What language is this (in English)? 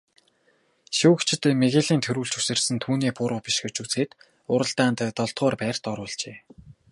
Mongolian